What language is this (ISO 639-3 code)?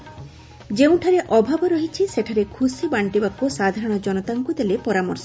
ori